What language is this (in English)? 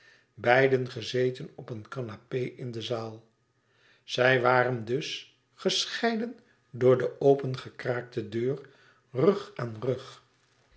Dutch